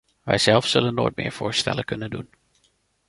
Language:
Dutch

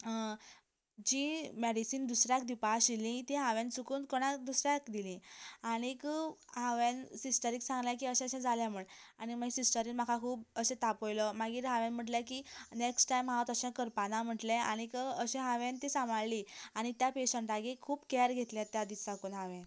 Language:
Konkani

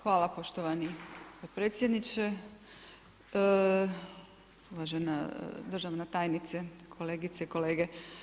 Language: Croatian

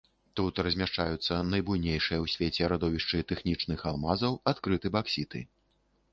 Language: Belarusian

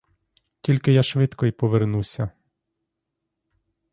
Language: Ukrainian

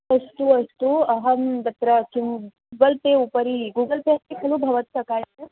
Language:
Sanskrit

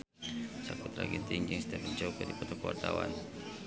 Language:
Sundanese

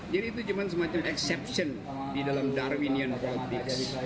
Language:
Indonesian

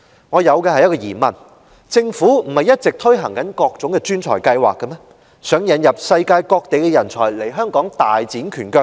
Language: Cantonese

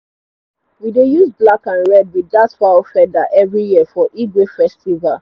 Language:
Nigerian Pidgin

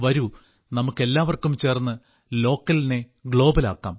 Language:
Malayalam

